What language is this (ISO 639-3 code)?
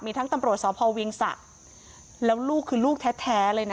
tha